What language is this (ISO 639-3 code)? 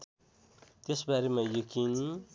nep